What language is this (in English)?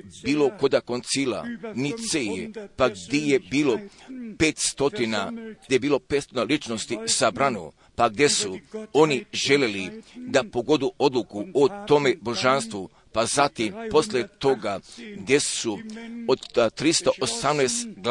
Croatian